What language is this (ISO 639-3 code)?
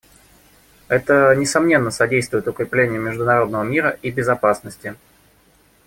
rus